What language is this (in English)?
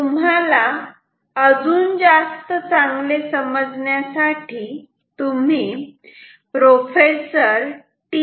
Marathi